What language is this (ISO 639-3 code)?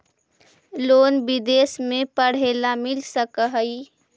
mag